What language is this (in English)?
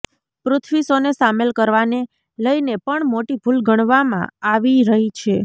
Gujarati